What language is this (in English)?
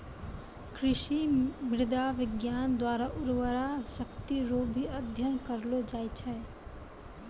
Maithili